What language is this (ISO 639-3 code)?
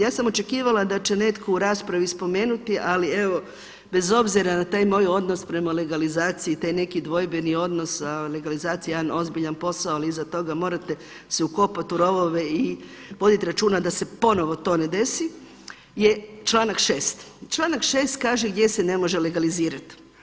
hrv